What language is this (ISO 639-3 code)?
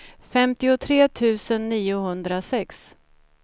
swe